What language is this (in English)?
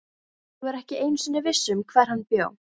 Icelandic